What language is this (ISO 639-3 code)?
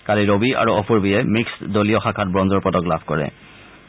asm